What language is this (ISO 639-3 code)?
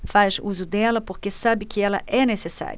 por